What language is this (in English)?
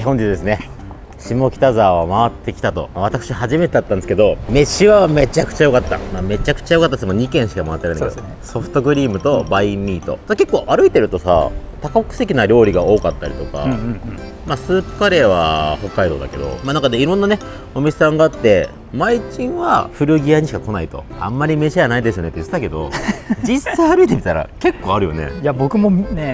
Japanese